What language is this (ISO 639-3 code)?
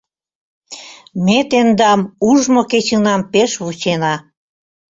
chm